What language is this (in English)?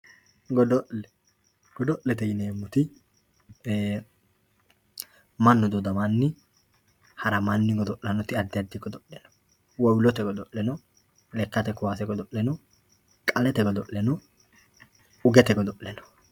Sidamo